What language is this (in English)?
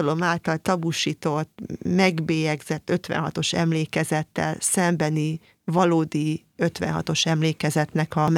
Hungarian